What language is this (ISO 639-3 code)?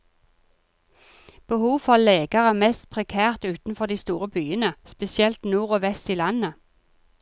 nor